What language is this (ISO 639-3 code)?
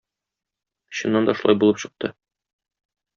tat